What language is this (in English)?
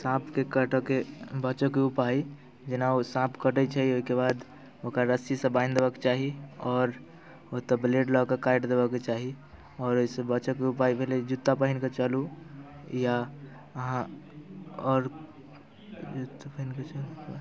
Maithili